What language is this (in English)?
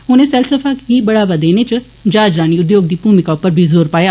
Dogri